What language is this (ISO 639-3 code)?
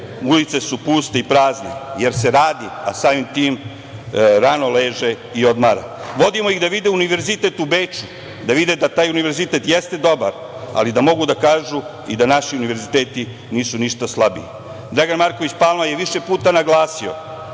srp